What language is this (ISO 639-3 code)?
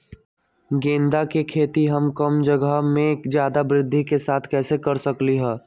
mag